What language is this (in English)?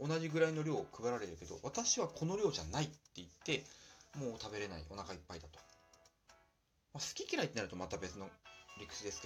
Japanese